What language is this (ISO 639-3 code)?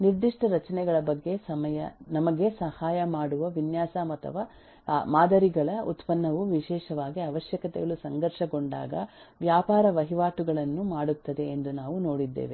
kan